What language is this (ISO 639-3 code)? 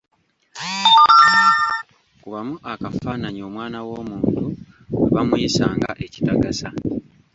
lug